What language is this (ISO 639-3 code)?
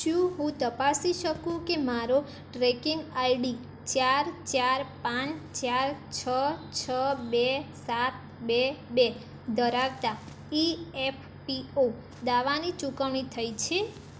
guj